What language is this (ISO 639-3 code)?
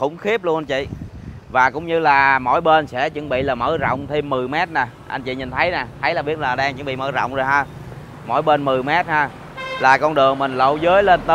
vie